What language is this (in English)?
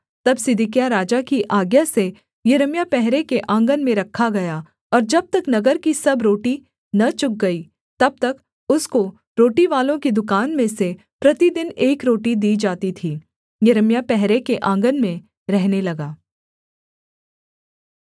Hindi